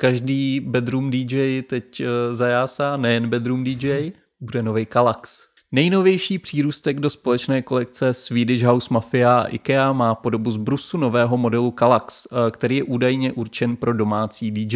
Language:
Czech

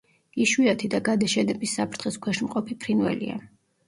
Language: Georgian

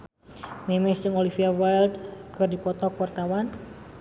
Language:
Sundanese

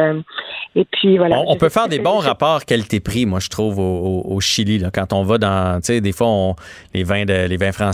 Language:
French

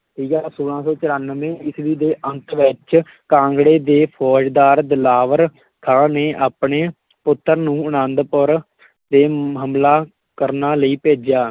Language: Punjabi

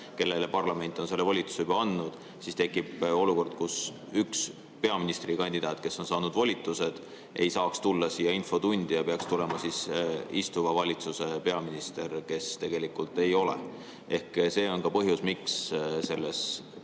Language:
Estonian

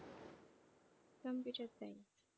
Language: Bangla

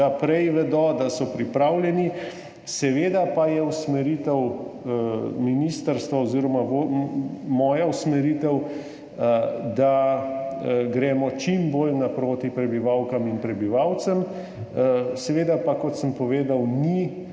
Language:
Slovenian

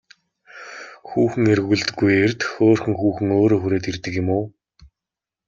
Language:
Mongolian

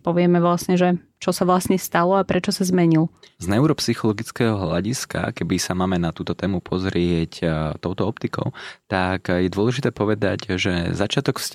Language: Slovak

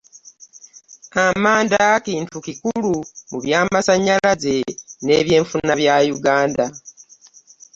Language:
Ganda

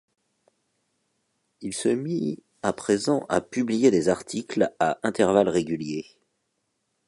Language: French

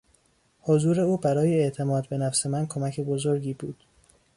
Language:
Persian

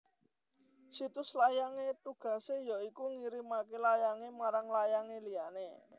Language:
Javanese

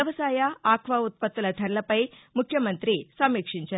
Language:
Telugu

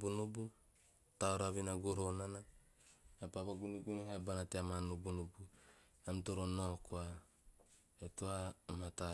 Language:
Teop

